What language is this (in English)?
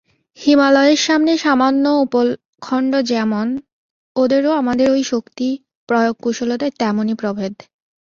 Bangla